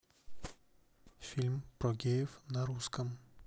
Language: Russian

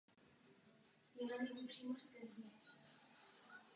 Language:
Czech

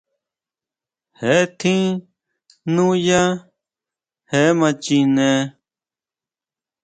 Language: Huautla Mazatec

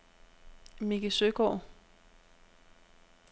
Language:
Danish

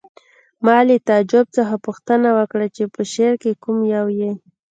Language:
Pashto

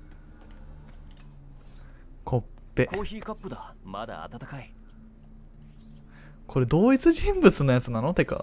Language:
Japanese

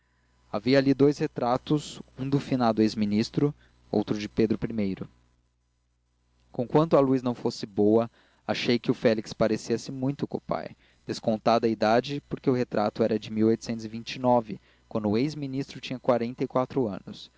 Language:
Portuguese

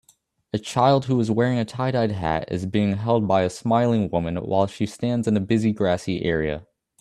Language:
English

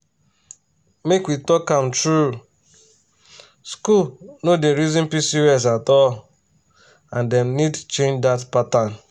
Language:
Nigerian Pidgin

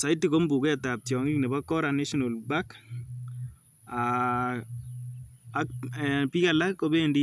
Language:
Kalenjin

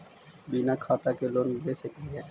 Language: Magahi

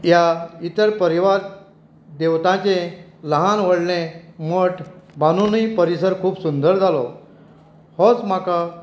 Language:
Konkani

